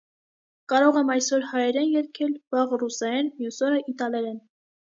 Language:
Armenian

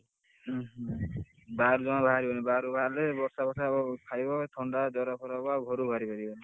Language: Odia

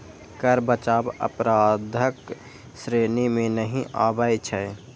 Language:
Maithili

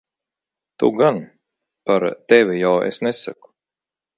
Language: Latvian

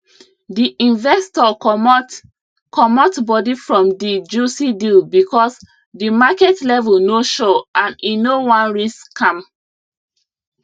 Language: Nigerian Pidgin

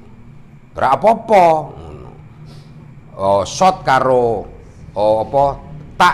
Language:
Indonesian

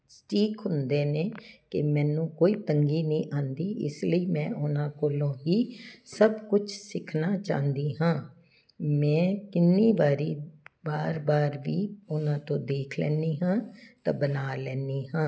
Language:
Punjabi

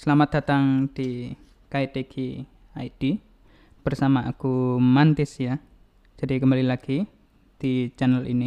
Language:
Indonesian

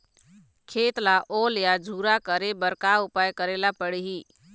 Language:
Chhattisgarhi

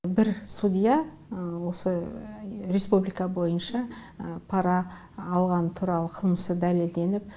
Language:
Kazakh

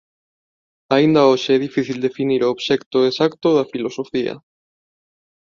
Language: Galician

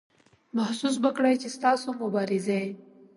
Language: Pashto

